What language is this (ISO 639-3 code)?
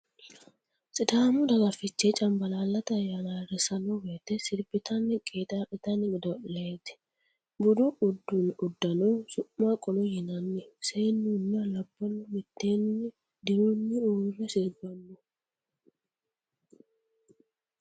sid